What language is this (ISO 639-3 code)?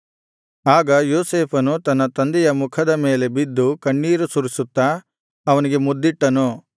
kan